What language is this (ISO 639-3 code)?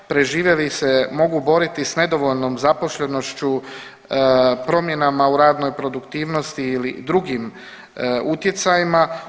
hrv